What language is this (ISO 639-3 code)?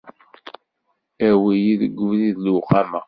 kab